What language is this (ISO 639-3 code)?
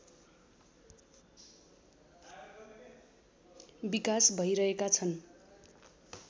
nep